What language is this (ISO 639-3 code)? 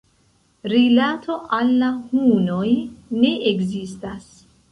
epo